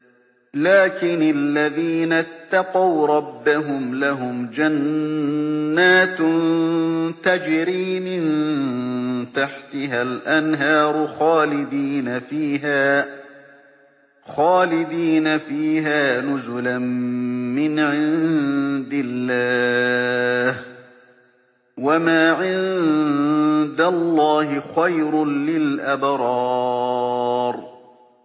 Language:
Arabic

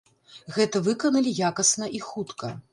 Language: Belarusian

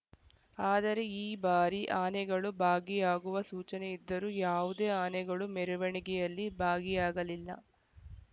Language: Kannada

